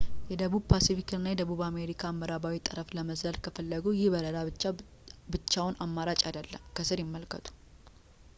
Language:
Amharic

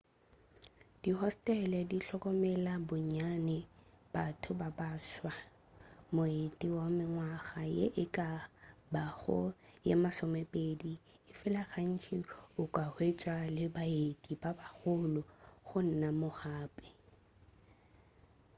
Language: Northern Sotho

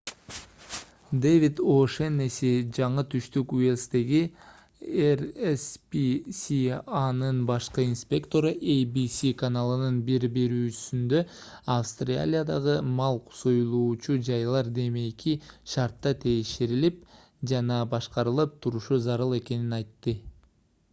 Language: Kyrgyz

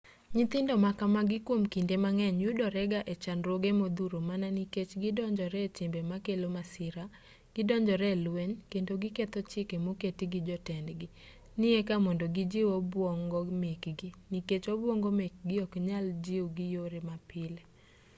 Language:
Luo (Kenya and Tanzania)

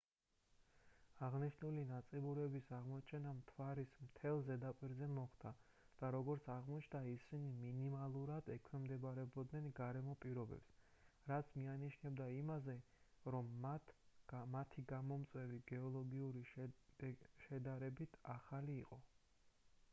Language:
Georgian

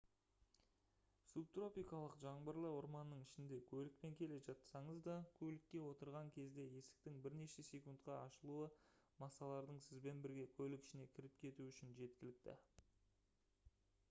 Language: Kazakh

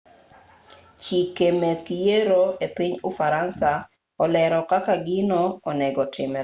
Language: Luo (Kenya and Tanzania)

